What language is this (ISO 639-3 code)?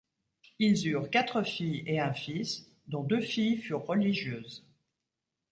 fra